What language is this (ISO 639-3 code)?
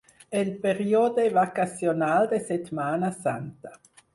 cat